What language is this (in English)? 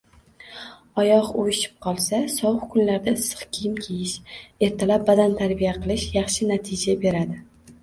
Uzbek